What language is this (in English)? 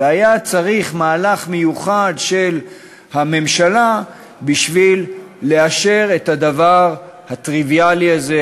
Hebrew